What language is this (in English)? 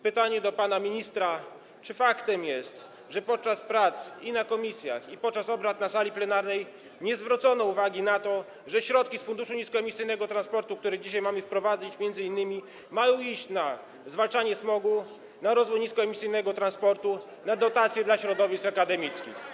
Polish